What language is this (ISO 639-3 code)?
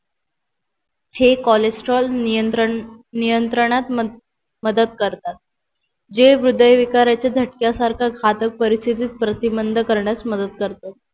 mar